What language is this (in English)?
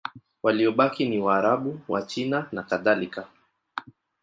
Swahili